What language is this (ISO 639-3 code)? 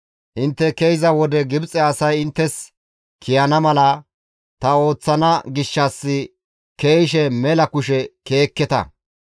gmv